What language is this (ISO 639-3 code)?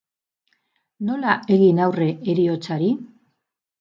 eus